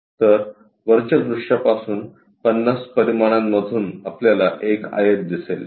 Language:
Marathi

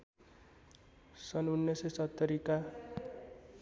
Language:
Nepali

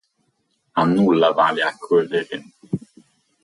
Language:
Italian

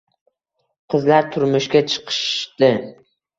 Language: Uzbek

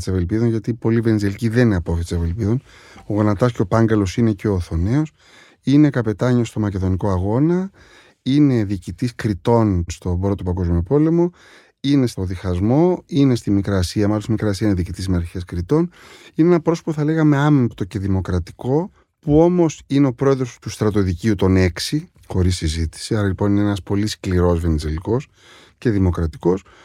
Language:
Greek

